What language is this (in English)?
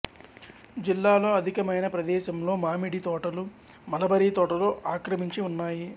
Telugu